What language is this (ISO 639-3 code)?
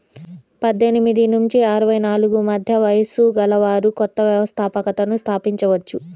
tel